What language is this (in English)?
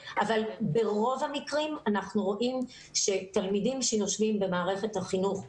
Hebrew